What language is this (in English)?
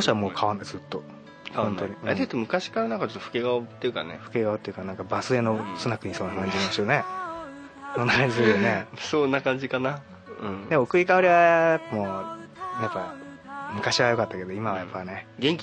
Japanese